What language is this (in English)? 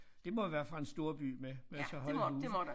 Danish